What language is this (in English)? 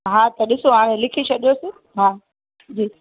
Sindhi